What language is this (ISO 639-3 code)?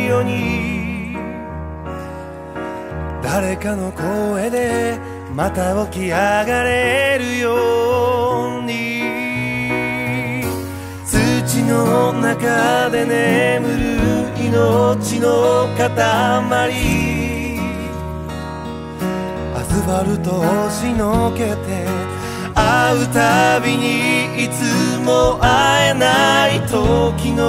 ron